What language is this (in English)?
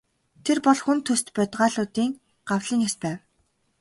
Mongolian